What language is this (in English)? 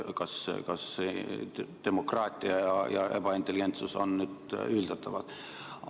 Estonian